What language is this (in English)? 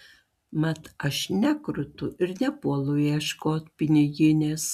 Lithuanian